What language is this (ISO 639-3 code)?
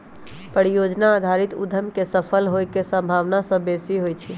mag